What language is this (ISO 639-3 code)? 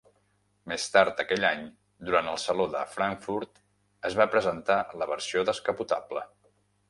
cat